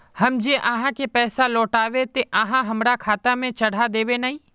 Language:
Magahi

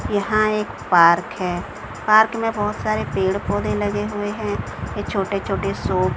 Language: Hindi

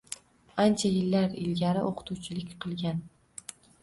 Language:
Uzbek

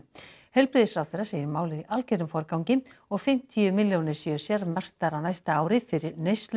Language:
Icelandic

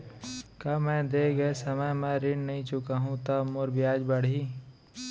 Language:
Chhattisgarhi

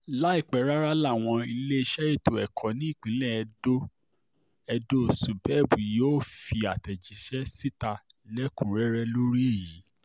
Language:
Yoruba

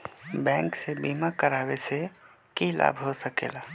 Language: Magahi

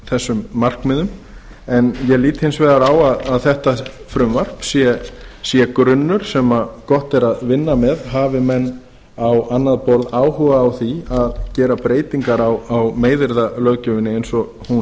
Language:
Icelandic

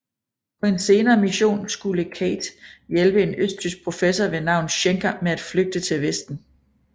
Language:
Danish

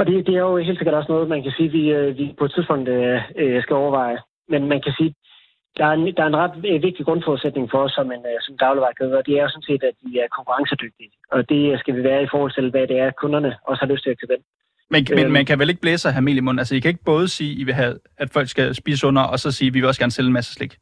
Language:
Danish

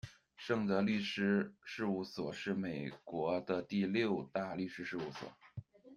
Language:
Chinese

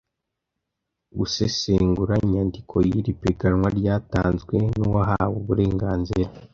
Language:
Kinyarwanda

